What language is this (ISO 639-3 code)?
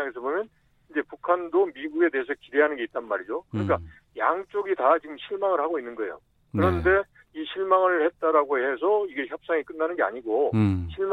kor